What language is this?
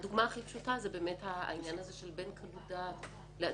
Hebrew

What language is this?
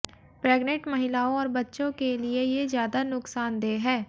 Hindi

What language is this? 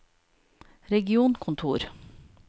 Norwegian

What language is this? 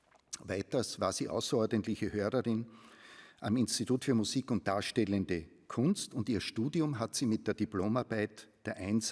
German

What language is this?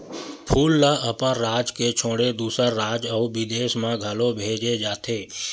Chhattisgarhi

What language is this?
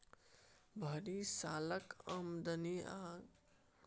Maithili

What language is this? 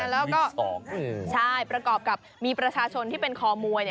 Thai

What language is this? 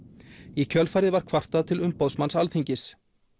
Icelandic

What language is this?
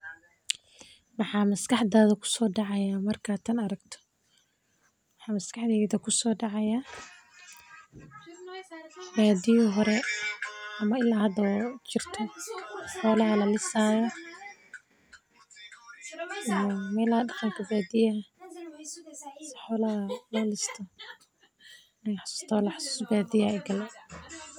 Somali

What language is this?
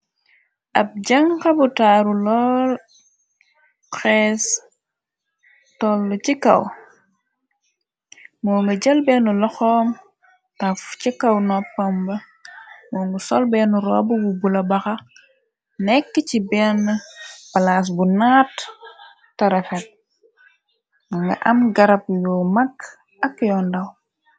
Wolof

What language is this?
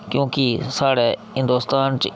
Dogri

